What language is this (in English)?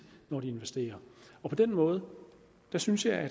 Danish